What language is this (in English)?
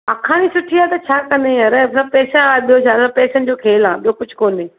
Sindhi